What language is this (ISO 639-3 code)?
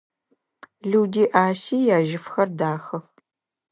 ady